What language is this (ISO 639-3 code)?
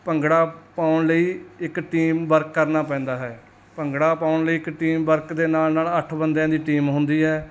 pan